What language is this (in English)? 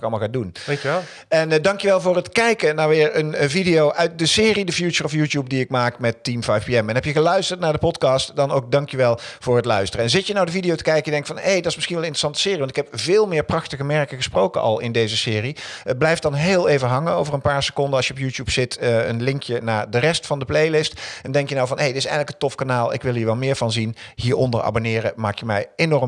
Dutch